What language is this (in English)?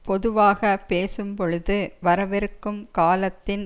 Tamil